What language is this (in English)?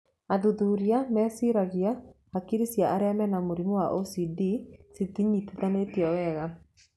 Kikuyu